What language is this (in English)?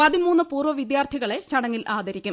Malayalam